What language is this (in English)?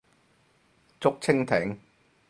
Cantonese